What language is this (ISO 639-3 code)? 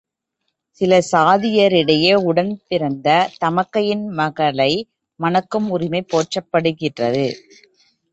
tam